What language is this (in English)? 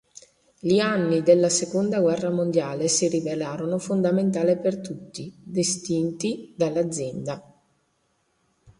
Italian